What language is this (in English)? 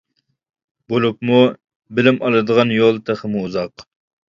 Uyghur